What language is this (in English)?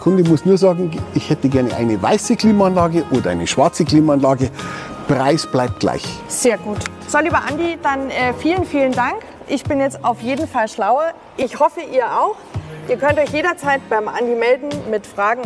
German